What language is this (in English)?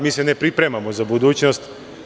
Serbian